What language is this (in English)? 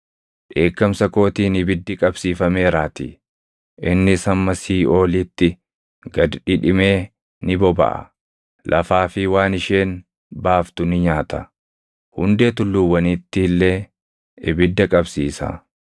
Oromo